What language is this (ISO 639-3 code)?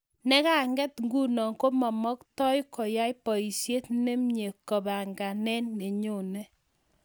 kln